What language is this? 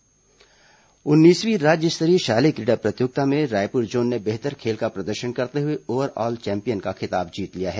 Hindi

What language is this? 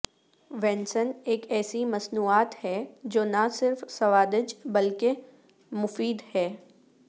Urdu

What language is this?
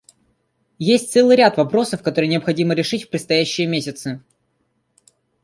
Russian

